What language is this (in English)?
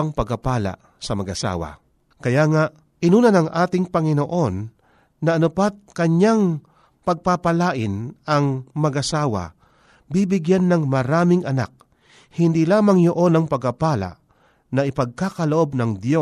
Filipino